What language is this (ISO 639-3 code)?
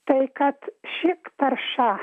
lit